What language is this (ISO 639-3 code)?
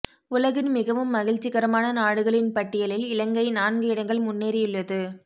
tam